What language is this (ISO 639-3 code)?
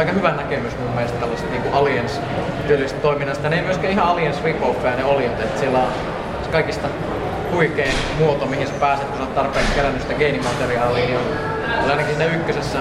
fin